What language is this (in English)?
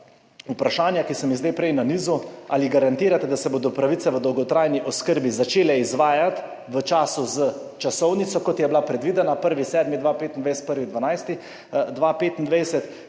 Slovenian